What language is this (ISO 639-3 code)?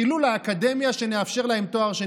heb